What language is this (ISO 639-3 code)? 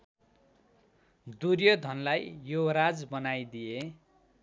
nep